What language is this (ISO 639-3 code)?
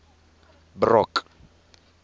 tsn